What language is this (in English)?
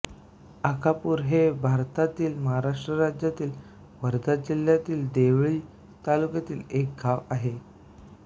Marathi